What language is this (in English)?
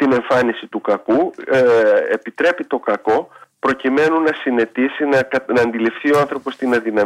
Greek